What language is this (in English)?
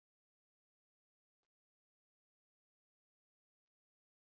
Icelandic